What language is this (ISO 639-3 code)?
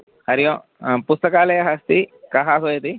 san